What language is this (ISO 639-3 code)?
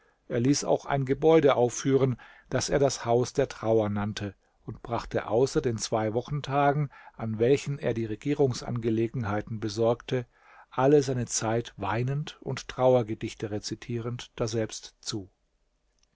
deu